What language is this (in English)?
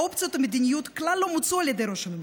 Hebrew